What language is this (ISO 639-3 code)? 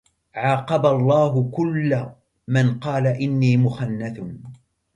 ara